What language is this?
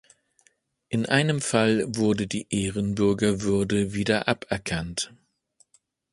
German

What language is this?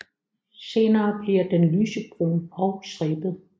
Danish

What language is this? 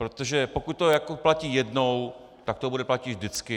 Czech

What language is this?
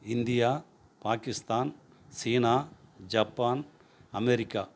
Tamil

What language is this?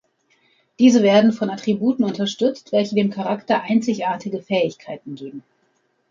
German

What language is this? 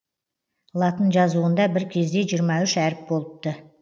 Kazakh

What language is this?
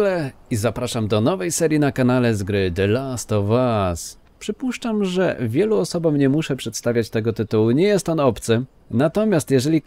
Polish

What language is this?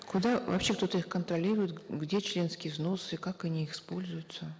Kazakh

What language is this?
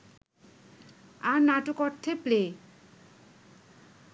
Bangla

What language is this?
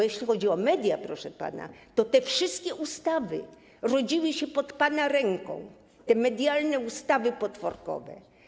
Polish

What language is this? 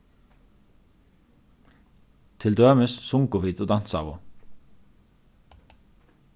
Faroese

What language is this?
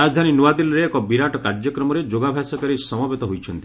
Odia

